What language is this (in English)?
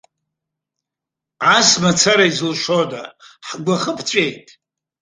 Abkhazian